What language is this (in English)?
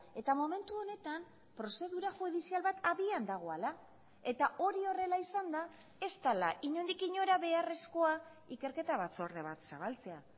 Basque